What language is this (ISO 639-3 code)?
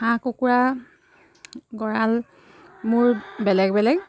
asm